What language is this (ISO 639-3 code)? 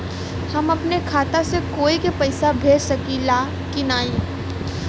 bho